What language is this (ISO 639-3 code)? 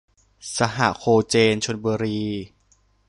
tha